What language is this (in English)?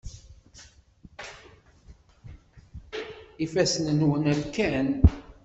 Kabyle